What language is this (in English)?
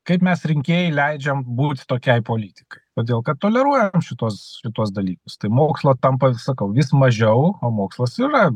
Lithuanian